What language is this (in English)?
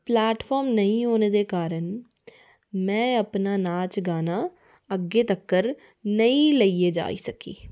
Dogri